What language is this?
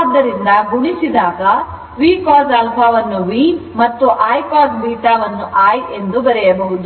Kannada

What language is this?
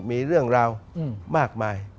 Thai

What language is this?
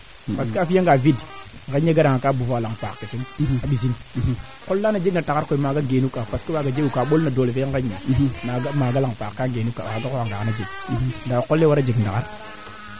Serer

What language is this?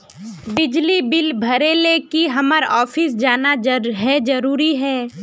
Magahi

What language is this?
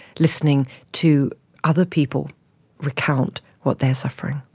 English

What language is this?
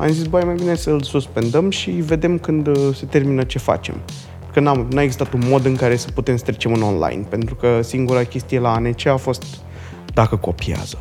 Romanian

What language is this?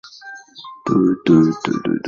Chinese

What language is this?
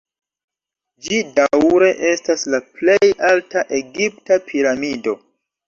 Esperanto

